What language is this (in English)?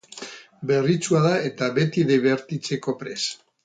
Basque